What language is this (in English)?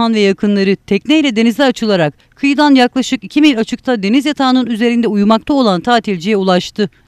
Turkish